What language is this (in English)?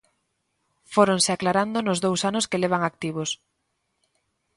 Galician